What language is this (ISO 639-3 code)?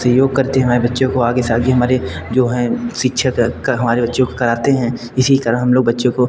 hin